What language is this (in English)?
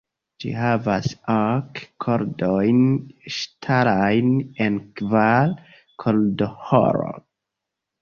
Esperanto